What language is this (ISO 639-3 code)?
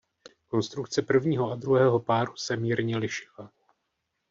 ces